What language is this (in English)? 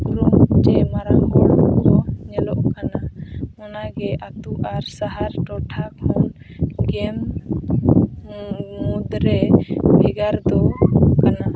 Santali